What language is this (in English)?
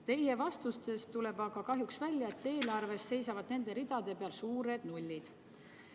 Estonian